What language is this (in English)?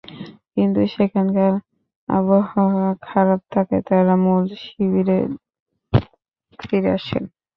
Bangla